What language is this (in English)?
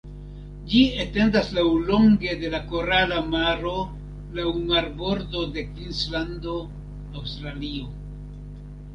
Esperanto